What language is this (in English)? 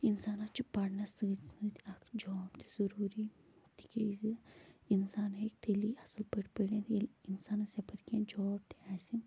Kashmiri